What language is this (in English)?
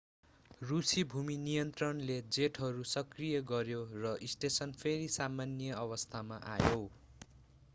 Nepali